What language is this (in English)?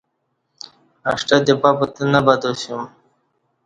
Kati